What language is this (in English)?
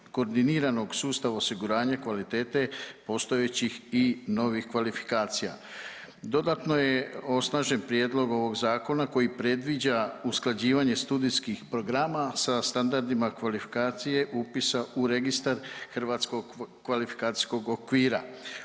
Croatian